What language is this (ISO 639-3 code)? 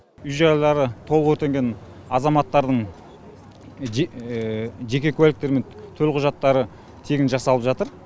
kaz